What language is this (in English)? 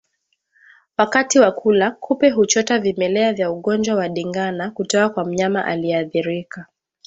Swahili